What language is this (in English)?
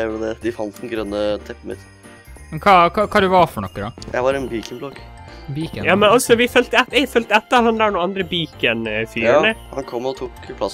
Norwegian